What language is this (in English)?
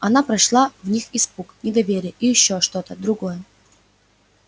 Russian